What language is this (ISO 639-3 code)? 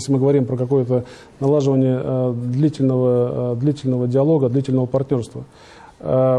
rus